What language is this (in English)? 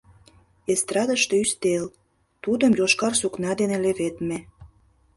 Mari